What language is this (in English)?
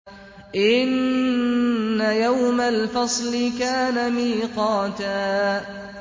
Arabic